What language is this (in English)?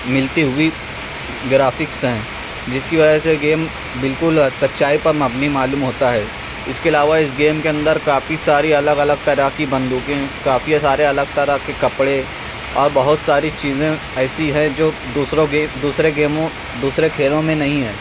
Urdu